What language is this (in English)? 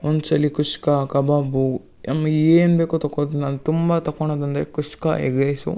Kannada